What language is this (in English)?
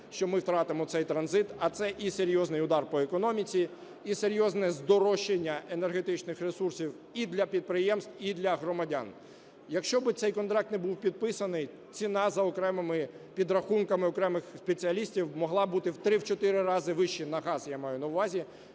Ukrainian